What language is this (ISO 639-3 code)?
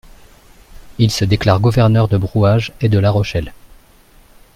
fra